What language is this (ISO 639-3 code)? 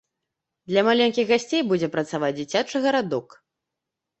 bel